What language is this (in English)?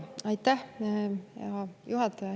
Estonian